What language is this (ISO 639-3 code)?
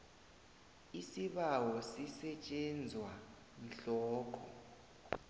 nbl